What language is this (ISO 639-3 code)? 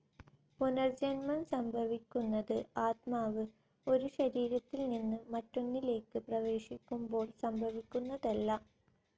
mal